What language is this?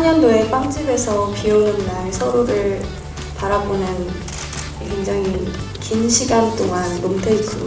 Korean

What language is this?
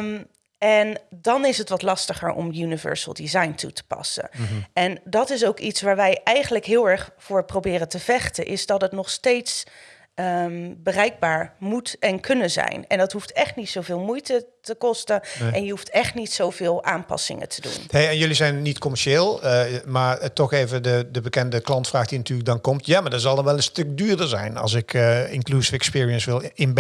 Dutch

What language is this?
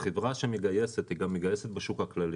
Hebrew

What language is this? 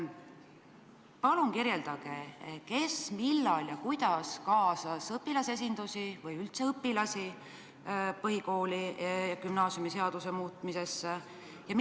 Estonian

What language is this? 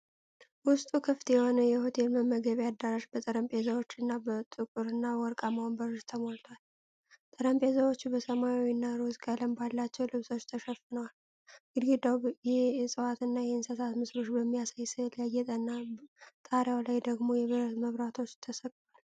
Amharic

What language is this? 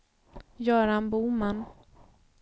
Swedish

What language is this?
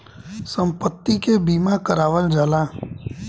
Bhojpuri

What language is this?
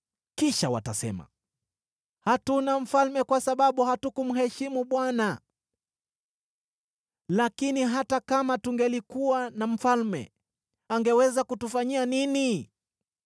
Swahili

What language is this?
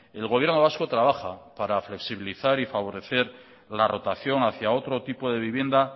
Spanish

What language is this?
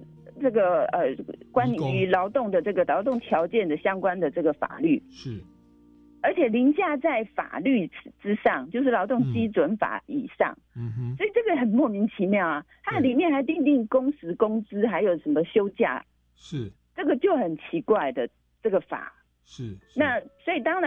Chinese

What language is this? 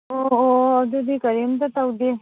Manipuri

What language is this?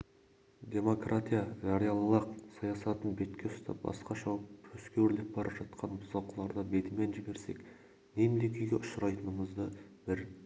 Kazakh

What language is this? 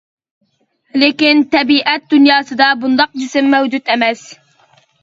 Uyghur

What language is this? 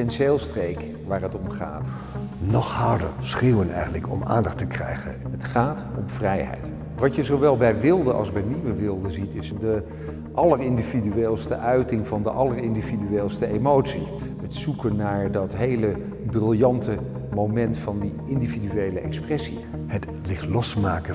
Dutch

